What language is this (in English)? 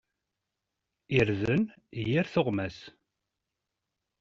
Kabyle